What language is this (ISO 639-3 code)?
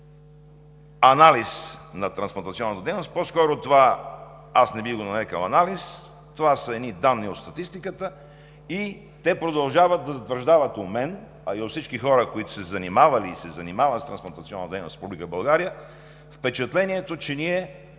bul